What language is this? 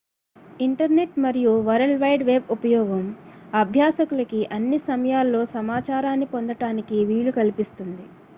Telugu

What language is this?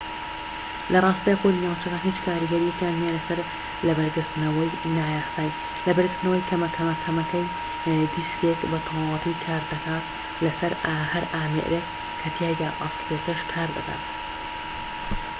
Central Kurdish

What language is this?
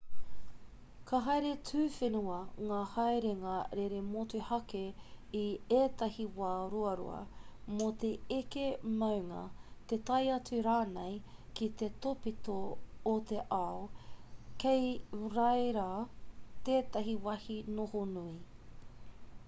Māori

